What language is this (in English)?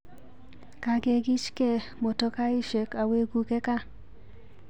Kalenjin